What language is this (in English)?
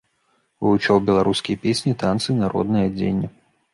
Belarusian